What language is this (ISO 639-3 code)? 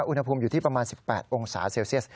tha